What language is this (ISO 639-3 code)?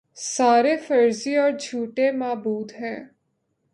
urd